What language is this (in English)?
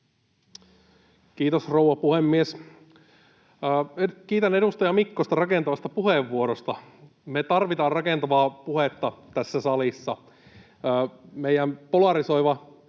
Finnish